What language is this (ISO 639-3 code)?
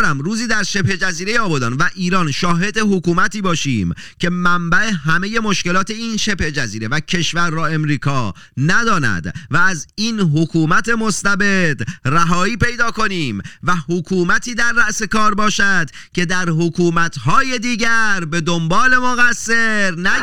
fas